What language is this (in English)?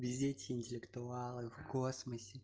Russian